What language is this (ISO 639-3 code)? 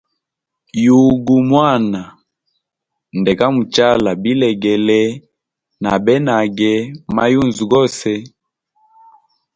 hem